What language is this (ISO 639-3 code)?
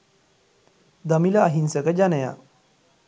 sin